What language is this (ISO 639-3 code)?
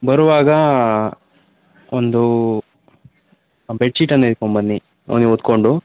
kan